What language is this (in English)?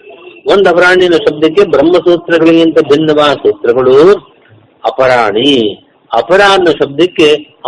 Kannada